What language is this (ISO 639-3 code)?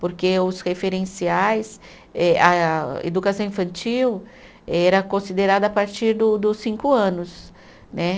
por